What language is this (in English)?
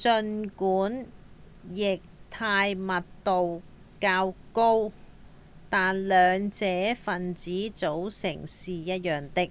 Cantonese